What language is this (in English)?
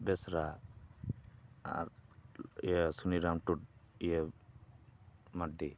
Santali